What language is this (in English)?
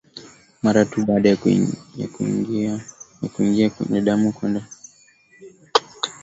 Swahili